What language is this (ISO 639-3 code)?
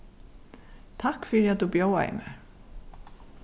fao